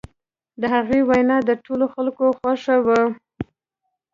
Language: Pashto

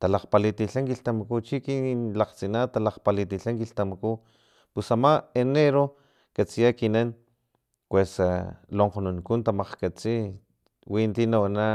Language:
Filomena Mata-Coahuitlán Totonac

